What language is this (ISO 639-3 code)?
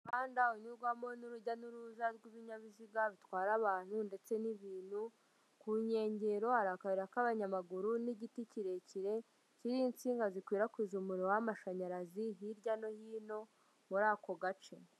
kin